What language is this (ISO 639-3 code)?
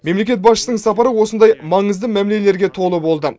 kaz